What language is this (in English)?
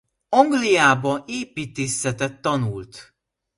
Hungarian